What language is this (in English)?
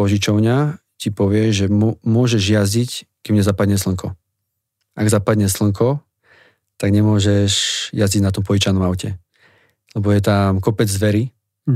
Slovak